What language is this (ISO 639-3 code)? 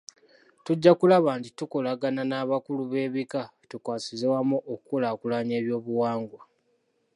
lug